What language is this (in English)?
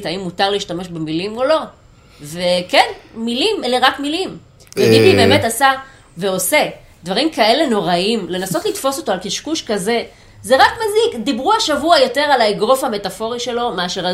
Hebrew